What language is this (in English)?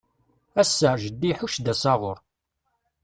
Kabyle